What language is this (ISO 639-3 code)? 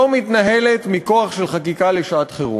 heb